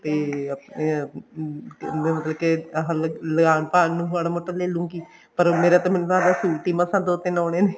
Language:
Punjabi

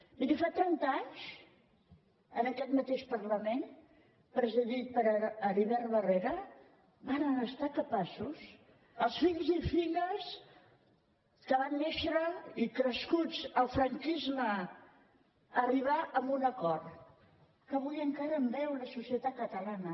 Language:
Catalan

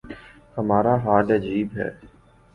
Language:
Urdu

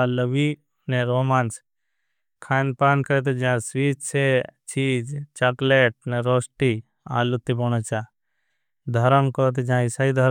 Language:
Bhili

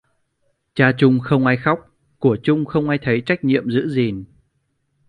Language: Vietnamese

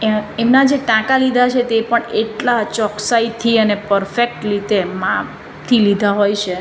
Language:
Gujarati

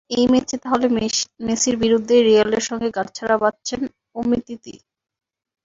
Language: Bangla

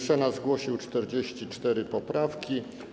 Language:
Polish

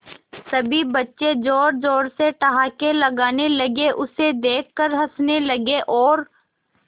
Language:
Hindi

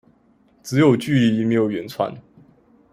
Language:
Chinese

